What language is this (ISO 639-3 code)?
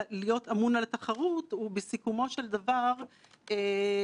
heb